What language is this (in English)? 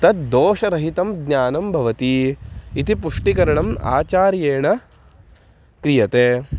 Sanskrit